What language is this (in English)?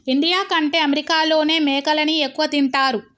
Telugu